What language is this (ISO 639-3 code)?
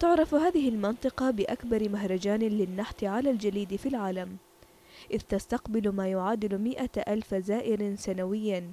ara